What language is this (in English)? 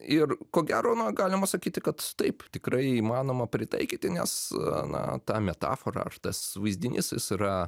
Lithuanian